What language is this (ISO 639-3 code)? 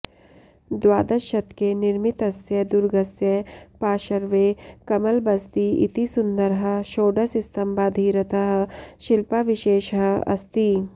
san